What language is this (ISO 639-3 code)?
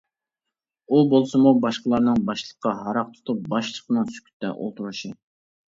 uig